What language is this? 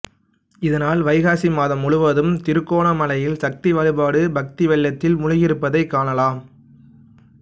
Tamil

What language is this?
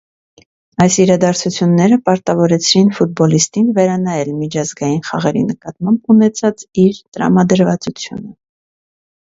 Armenian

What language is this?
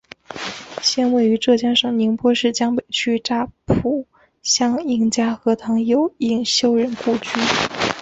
Chinese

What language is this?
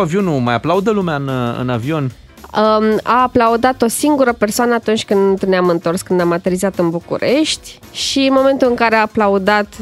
Romanian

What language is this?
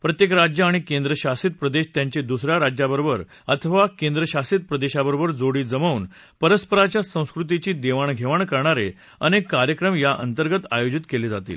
Marathi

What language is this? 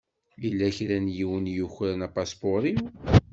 Kabyle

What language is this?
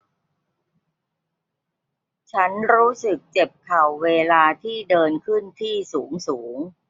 Thai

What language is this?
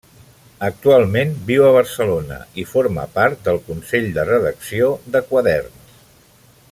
Catalan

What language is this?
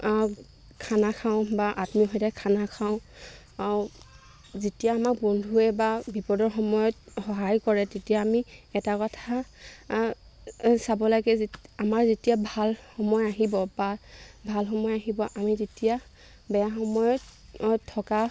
Assamese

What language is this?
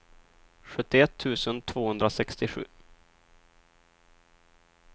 Swedish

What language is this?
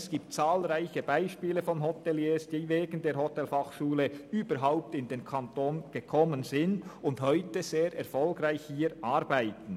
Swiss German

